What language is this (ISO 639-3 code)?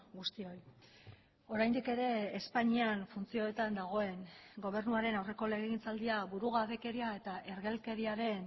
eus